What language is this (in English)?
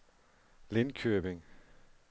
Danish